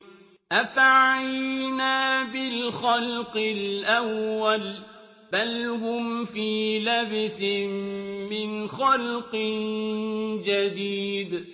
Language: Arabic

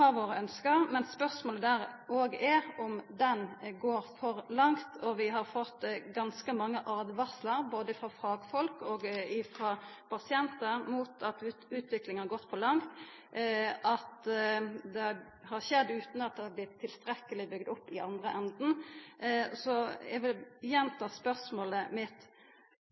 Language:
Norwegian Nynorsk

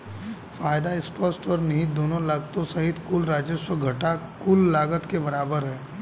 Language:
Hindi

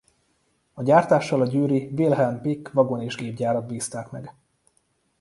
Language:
Hungarian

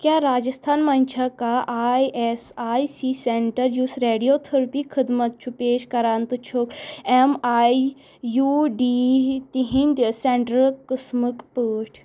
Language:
Kashmiri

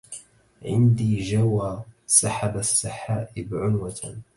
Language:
Arabic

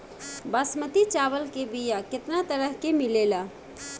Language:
Bhojpuri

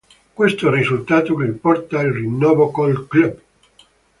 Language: Italian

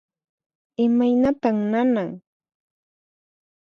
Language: Puno Quechua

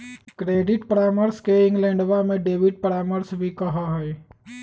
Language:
Magahi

